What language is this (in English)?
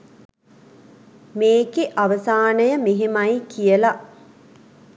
Sinhala